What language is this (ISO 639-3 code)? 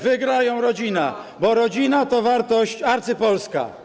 pol